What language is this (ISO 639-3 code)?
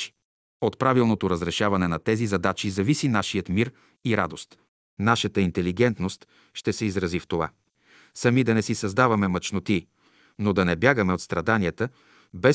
bul